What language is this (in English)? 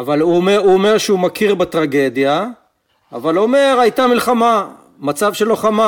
Hebrew